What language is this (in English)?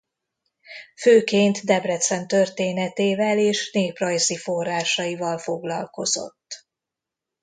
Hungarian